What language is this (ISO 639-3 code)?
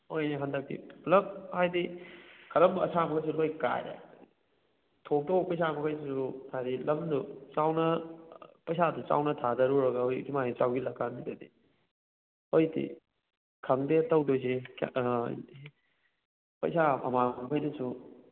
mni